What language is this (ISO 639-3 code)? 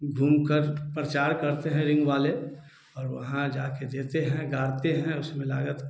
hin